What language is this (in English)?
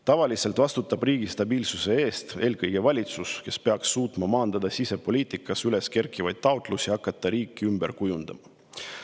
Estonian